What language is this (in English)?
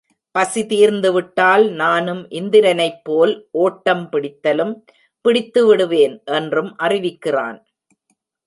Tamil